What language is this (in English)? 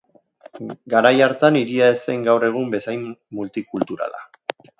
Basque